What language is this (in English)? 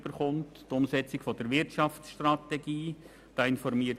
Swiss German